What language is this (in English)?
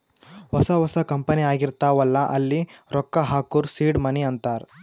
Kannada